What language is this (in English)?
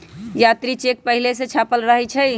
Magahi